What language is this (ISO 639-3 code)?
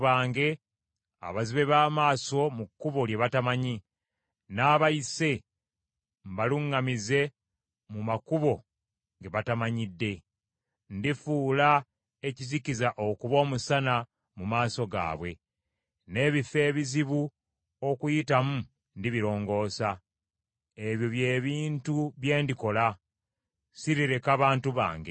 lug